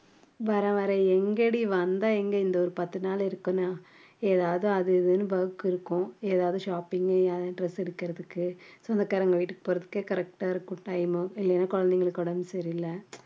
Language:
Tamil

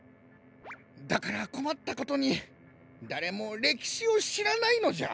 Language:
Japanese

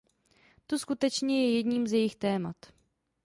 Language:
Czech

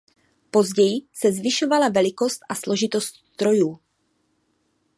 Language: Czech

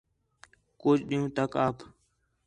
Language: Khetrani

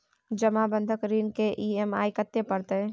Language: Maithili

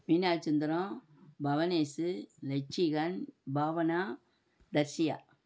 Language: Tamil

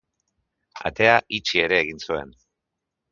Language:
Basque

